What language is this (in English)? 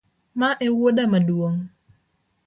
Luo (Kenya and Tanzania)